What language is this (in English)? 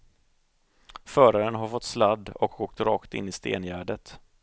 Swedish